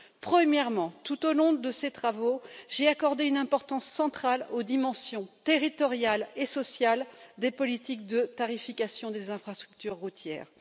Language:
French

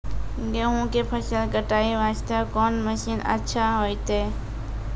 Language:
Maithili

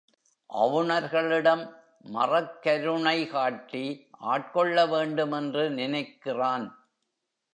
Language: Tamil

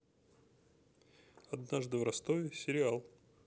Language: Russian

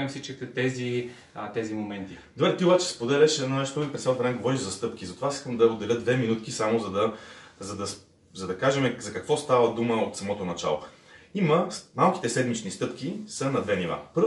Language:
Bulgarian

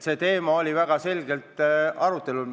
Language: Estonian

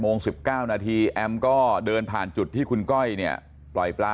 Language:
Thai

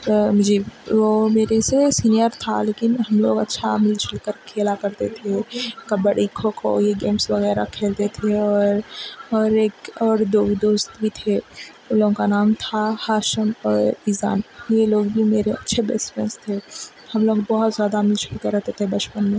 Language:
Urdu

